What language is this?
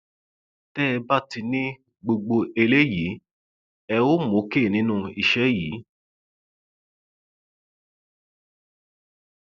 Yoruba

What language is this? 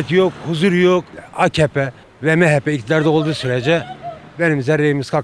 Turkish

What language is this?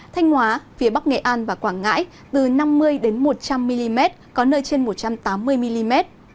Vietnamese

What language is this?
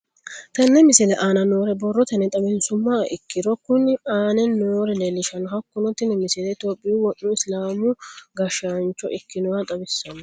Sidamo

